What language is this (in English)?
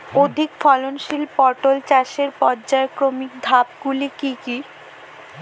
Bangla